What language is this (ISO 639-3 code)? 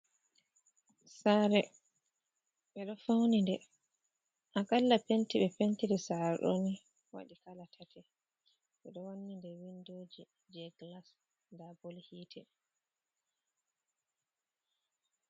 ful